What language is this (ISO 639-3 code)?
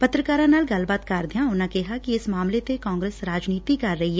pan